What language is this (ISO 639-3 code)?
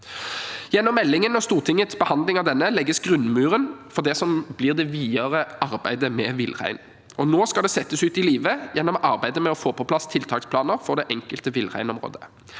nor